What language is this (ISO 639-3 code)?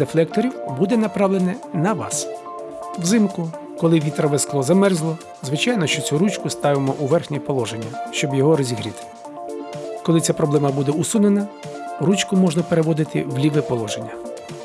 ukr